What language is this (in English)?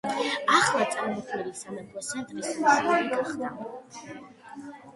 Georgian